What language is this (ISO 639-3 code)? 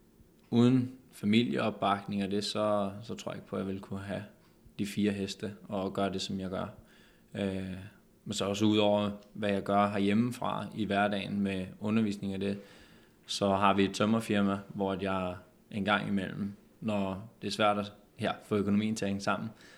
dan